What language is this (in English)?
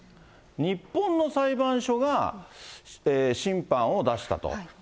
Japanese